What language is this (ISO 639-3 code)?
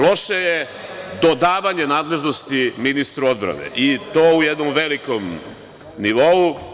srp